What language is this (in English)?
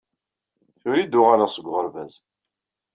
Kabyle